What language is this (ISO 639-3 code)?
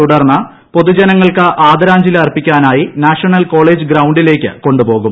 mal